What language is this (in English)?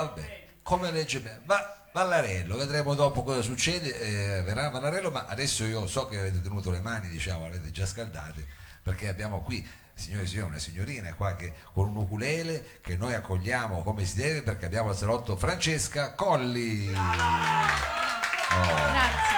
Italian